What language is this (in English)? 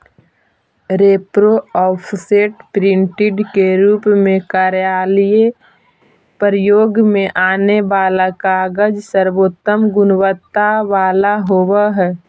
Magahi